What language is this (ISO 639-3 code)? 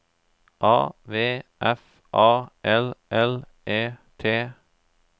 nor